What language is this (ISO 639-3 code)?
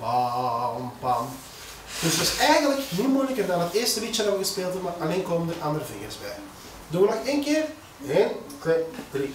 nld